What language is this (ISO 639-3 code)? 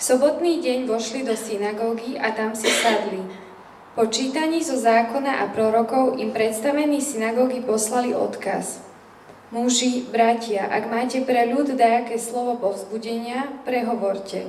slk